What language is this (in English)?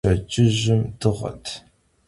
Kabardian